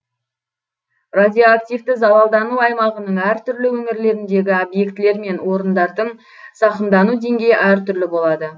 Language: Kazakh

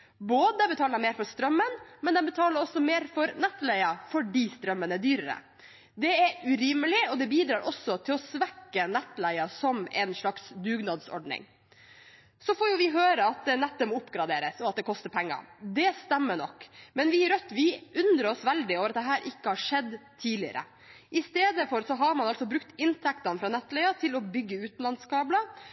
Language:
Norwegian Bokmål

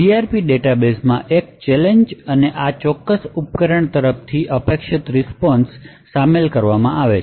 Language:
Gujarati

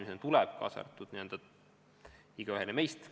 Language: Estonian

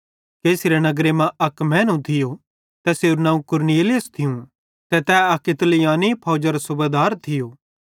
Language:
Bhadrawahi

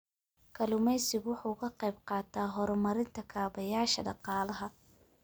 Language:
Somali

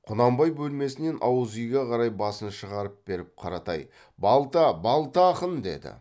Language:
Kazakh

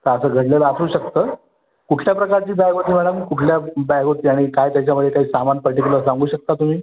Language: Marathi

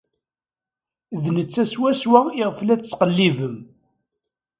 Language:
Kabyle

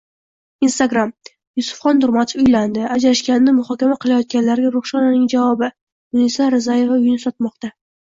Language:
Uzbek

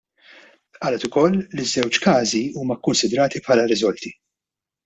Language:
Maltese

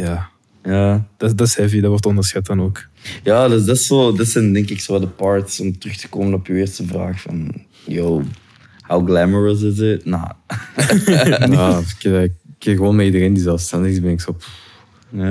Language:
Dutch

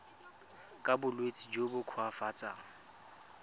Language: Tswana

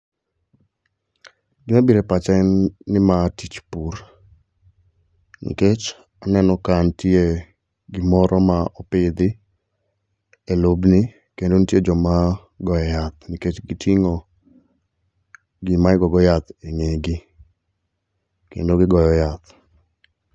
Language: Luo (Kenya and Tanzania)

